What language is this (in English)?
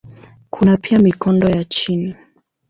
Swahili